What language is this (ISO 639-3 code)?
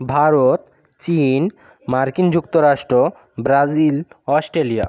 ben